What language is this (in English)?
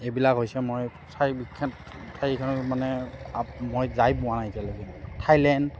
Assamese